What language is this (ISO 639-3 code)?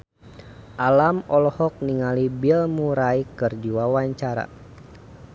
sun